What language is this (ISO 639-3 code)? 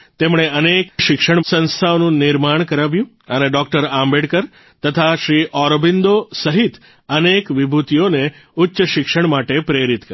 guj